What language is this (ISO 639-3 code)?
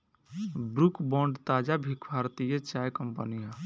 bho